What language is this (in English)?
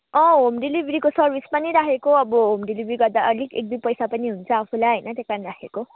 Nepali